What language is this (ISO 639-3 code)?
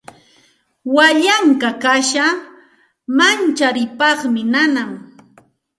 qxt